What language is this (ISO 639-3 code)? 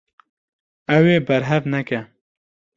kur